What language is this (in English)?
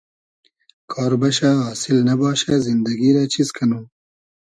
Hazaragi